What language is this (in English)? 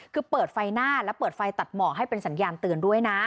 Thai